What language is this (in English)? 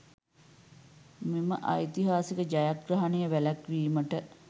Sinhala